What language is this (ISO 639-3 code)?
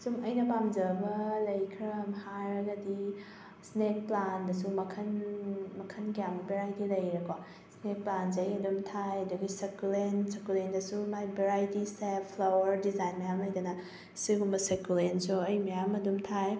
mni